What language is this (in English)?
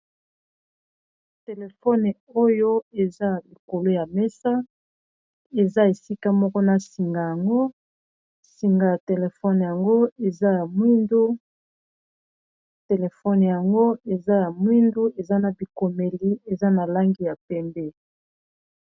Lingala